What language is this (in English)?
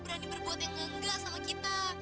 Indonesian